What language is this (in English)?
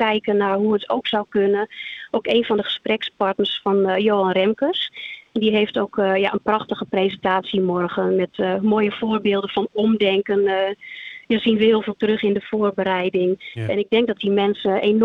Dutch